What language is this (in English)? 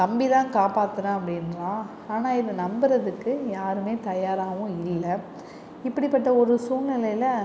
Tamil